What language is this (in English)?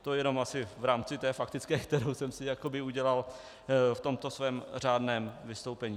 Czech